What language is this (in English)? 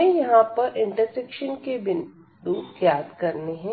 Hindi